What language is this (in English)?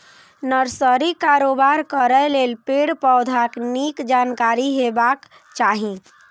Maithili